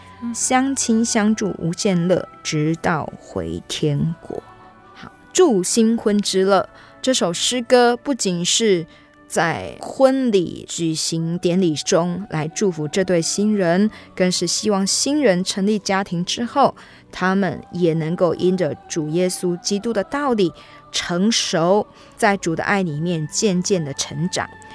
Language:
Chinese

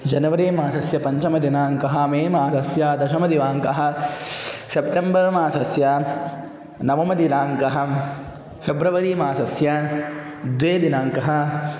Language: Sanskrit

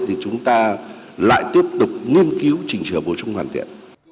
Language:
Vietnamese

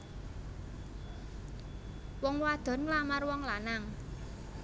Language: Javanese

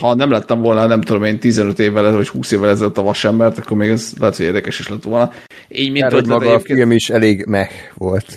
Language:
Hungarian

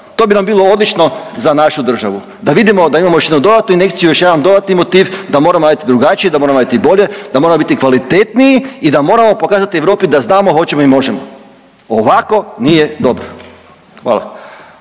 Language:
Croatian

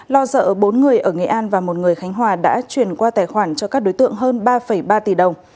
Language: Vietnamese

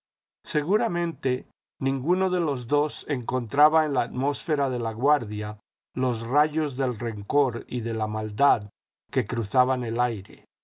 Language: Spanish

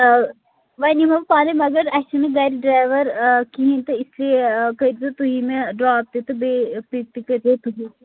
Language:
Kashmiri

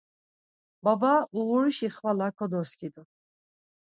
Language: Laz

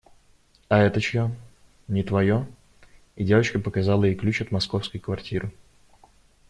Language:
Russian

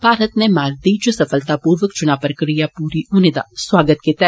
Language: Dogri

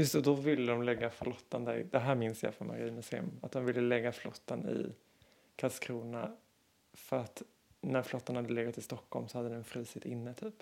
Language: Swedish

